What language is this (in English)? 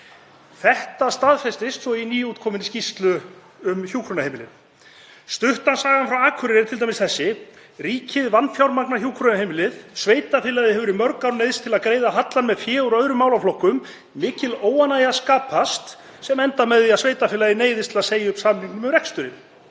Icelandic